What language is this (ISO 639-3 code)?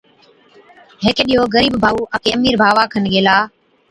odk